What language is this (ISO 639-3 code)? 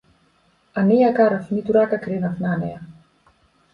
mkd